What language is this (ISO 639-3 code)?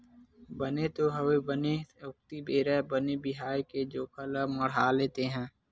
hne